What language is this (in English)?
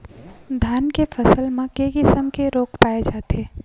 Chhattisgarhi